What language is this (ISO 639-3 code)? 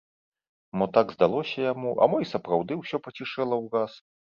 bel